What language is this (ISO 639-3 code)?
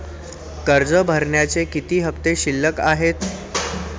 mar